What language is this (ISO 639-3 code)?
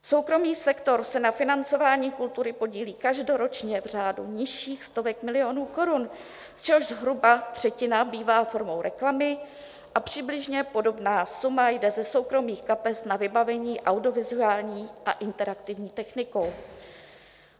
ces